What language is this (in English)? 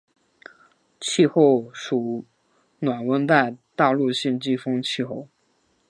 Chinese